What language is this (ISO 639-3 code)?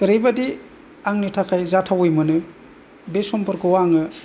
brx